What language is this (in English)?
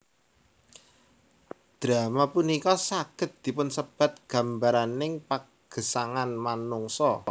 Javanese